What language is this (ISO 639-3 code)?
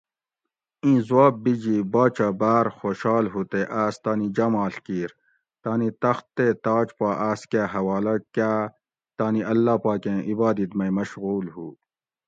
gwc